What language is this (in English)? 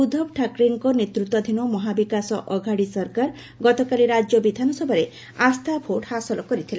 Odia